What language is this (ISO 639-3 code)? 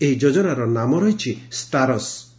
ori